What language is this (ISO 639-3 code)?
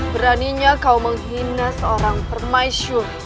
ind